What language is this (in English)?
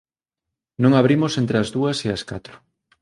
Galician